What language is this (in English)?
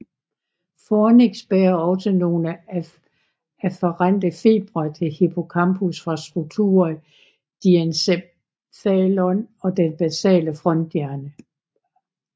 Danish